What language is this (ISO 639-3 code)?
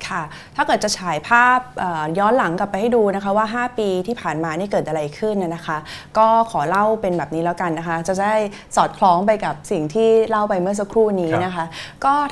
tha